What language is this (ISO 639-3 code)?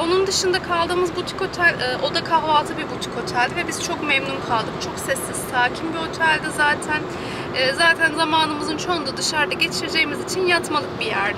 tur